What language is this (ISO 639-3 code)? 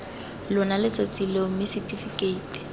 tsn